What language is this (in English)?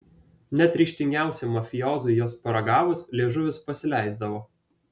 Lithuanian